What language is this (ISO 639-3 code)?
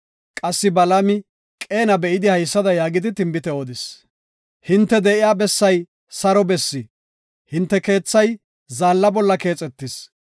gof